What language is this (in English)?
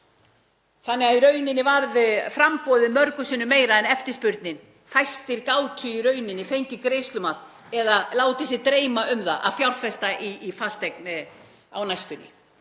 Icelandic